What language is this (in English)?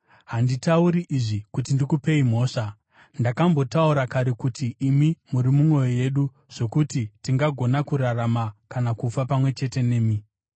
Shona